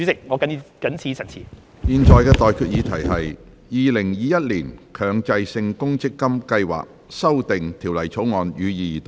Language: Cantonese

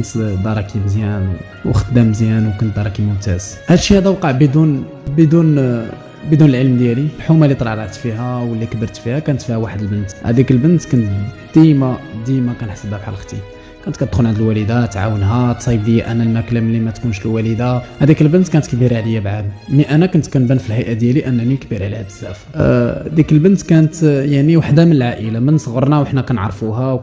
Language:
Arabic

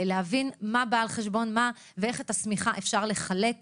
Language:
Hebrew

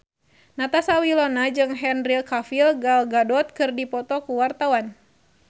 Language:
Sundanese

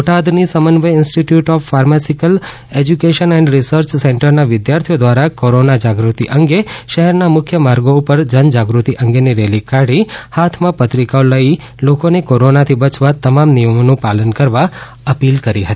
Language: Gujarati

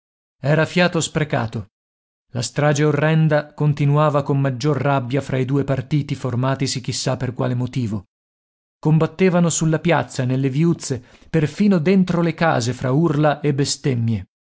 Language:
Italian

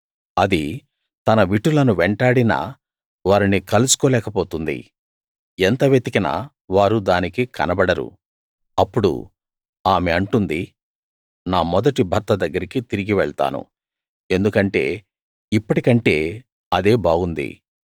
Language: Telugu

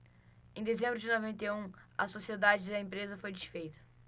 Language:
Portuguese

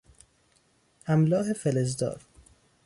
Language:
Persian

